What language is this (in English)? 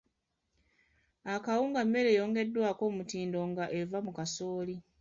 Ganda